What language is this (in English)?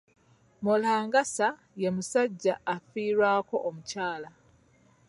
Ganda